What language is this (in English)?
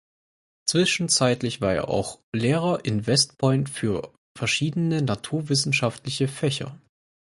German